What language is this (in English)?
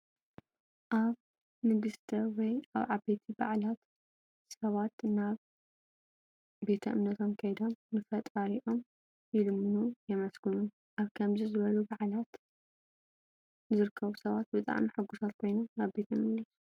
Tigrinya